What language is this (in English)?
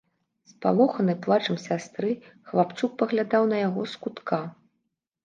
Belarusian